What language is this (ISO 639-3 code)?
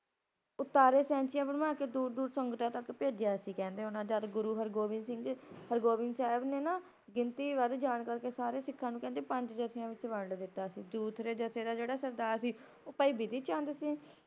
pan